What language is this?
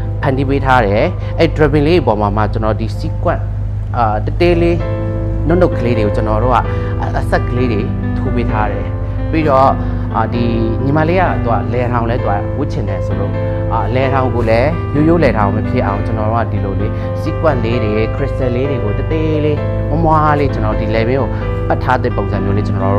Thai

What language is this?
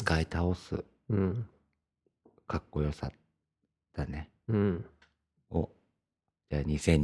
Japanese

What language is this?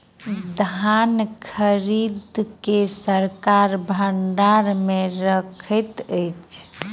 Maithili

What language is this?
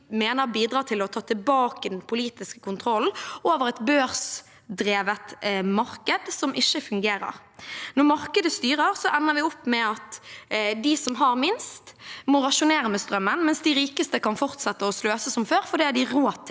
Norwegian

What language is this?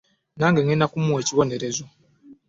Ganda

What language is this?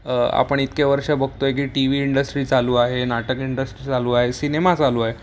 Marathi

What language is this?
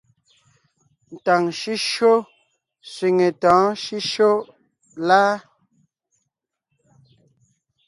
Ngiemboon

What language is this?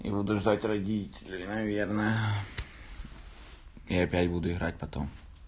Russian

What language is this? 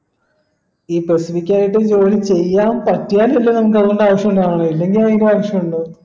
Malayalam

